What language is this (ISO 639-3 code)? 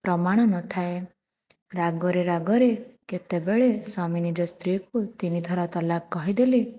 ori